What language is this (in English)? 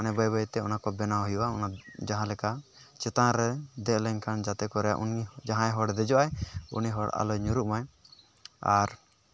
Santali